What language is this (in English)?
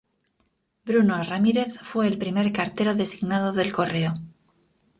Spanish